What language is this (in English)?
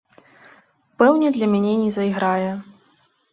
Belarusian